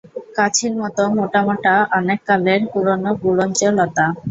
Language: Bangla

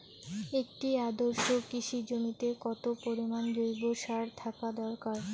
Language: Bangla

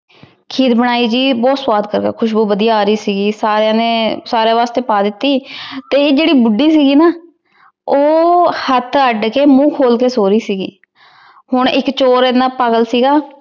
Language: Punjabi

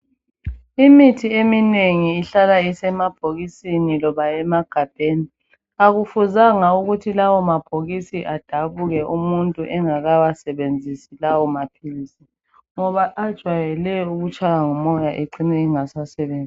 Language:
North Ndebele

